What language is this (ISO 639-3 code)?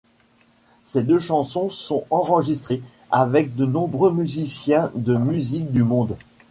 fra